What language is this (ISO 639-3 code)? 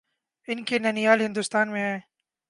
urd